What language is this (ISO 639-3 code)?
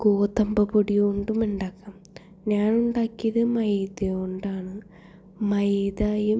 mal